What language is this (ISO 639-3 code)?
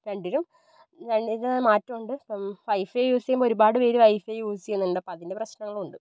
mal